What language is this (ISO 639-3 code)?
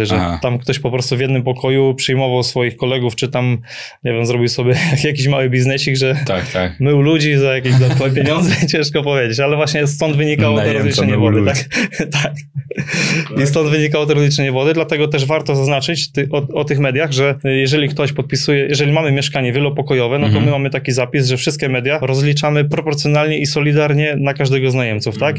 pol